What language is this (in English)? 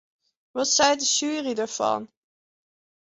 Western Frisian